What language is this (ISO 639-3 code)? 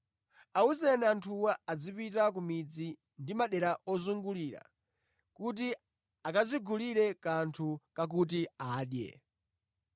nya